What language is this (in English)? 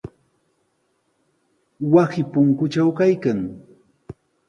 Sihuas Ancash Quechua